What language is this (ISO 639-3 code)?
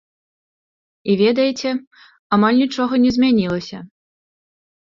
bel